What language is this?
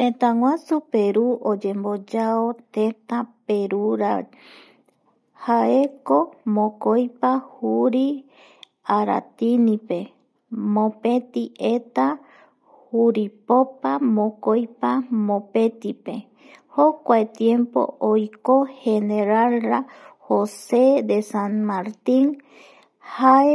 Eastern Bolivian Guaraní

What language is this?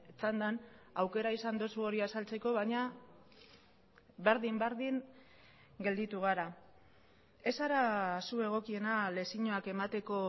Basque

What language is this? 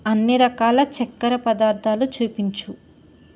Telugu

